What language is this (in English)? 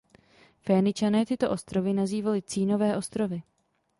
Czech